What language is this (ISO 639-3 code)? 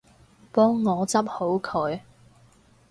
yue